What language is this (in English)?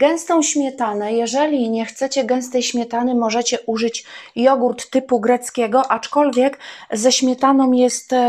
Polish